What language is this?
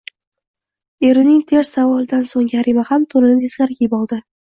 Uzbek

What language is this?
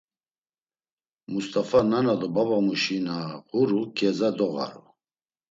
Laz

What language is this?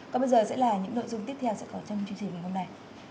Vietnamese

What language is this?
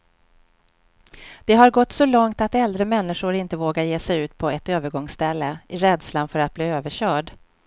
Swedish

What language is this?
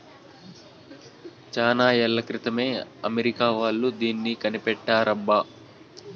Telugu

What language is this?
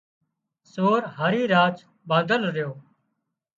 Wadiyara Koli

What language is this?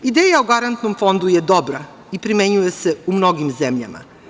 Serbian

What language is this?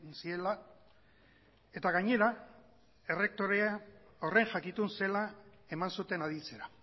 Basque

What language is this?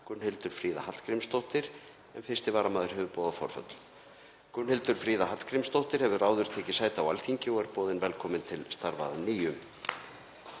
Icelandic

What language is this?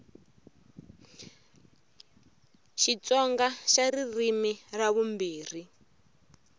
Tsonga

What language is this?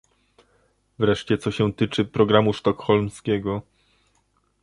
Polish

